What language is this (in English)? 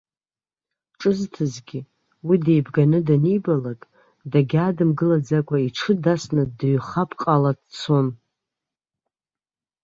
Abkhazian